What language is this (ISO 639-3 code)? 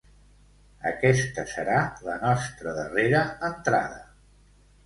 cat